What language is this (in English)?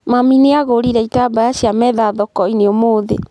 Kikuyu